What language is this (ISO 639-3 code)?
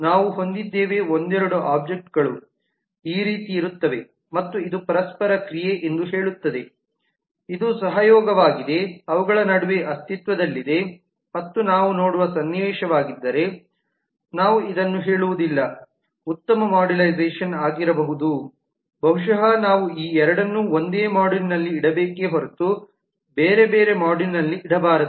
kan